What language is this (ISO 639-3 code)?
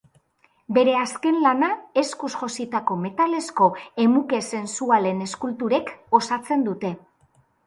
eus